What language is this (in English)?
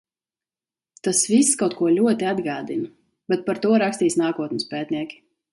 Latvian